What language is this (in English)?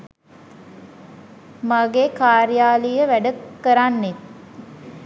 Sinhala